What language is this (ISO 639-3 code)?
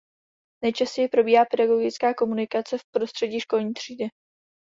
ces